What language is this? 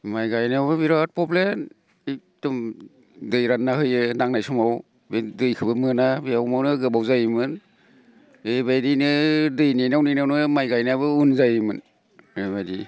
Bodo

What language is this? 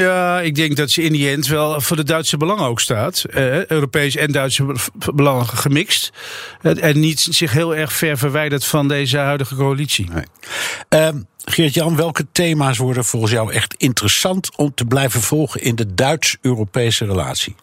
Dutch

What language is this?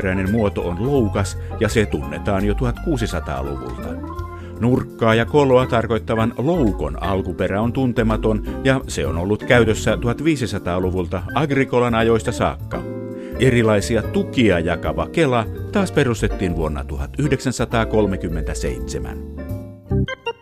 Finnish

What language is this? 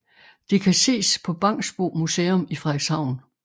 Danish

